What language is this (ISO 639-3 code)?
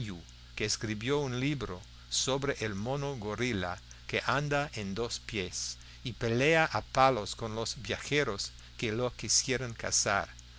spa